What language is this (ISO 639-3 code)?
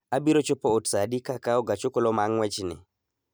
luo